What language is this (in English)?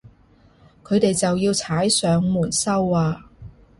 Cantonese